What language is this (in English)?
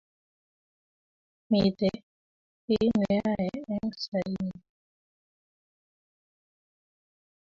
Kalenjin